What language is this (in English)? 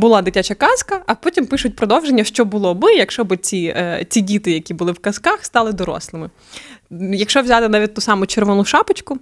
Ukrainian